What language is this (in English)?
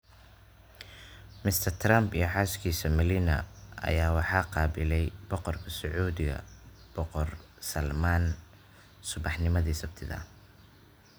Somali